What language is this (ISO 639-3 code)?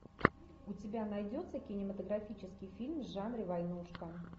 rus